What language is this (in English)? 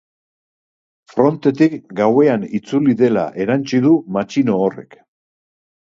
Basque